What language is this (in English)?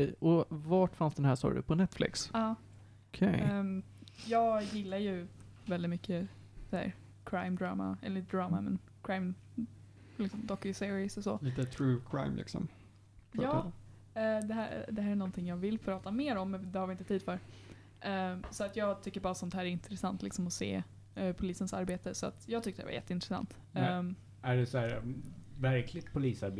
Swedish